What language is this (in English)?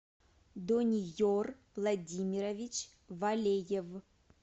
Russian